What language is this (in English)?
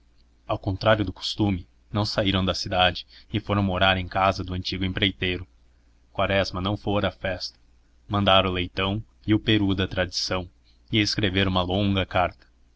Portuguese